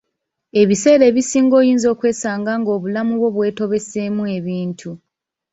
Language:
Ganda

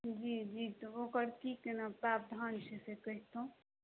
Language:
Maithili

